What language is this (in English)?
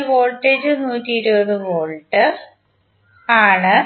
Malayalam